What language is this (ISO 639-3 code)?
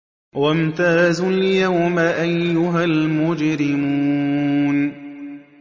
ara